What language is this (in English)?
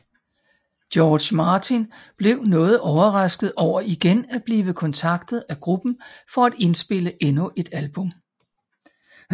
Danish